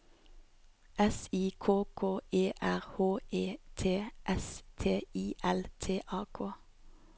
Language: Norwegian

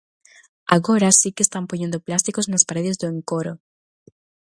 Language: Galician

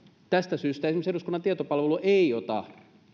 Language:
Finnish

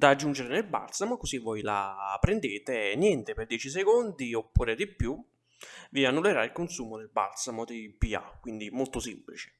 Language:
Italian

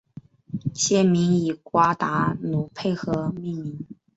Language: Chinese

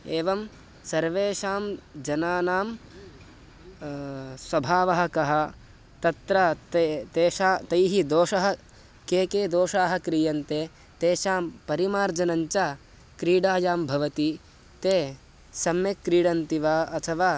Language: Sanskrit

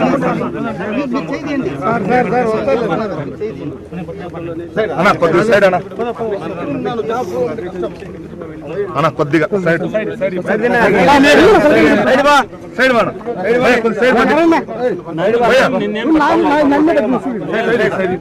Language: Arabic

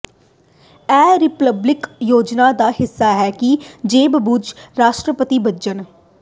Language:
Punjabi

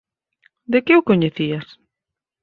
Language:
Galician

